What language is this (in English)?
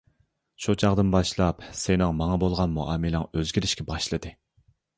Uyghur